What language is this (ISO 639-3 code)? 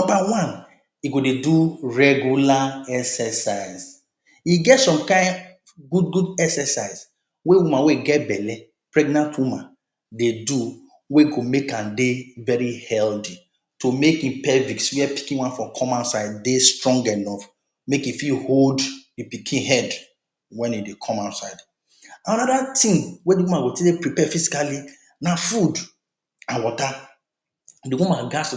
pcm